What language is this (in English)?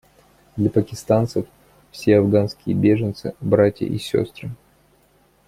Russian